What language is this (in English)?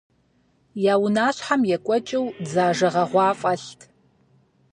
Kabardian